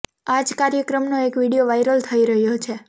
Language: Gujarati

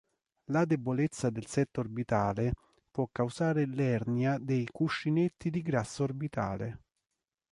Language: Italian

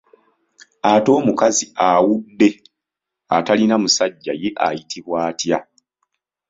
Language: Ganda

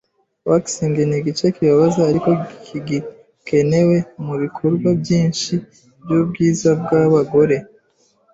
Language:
Kinyarwanda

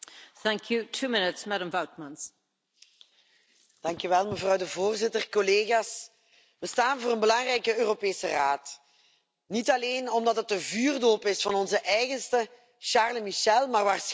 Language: Dutch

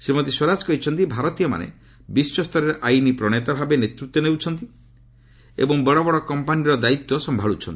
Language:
Odia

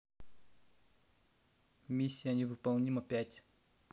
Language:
Russian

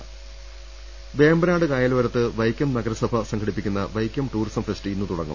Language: Malayalam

